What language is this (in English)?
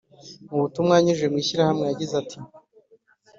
Kinyarwanda